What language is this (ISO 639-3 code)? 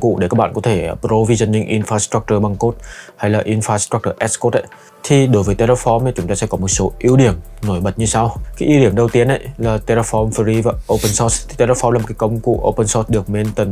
vie